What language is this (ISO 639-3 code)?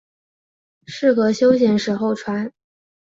zho